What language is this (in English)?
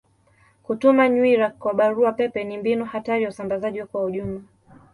Swahili